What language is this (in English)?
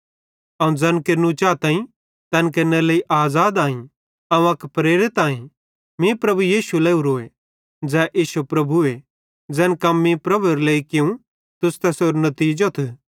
Bhadrawahi